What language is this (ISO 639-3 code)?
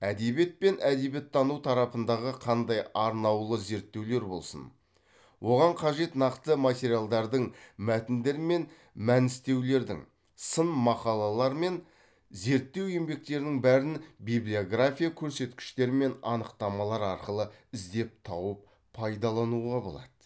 kaz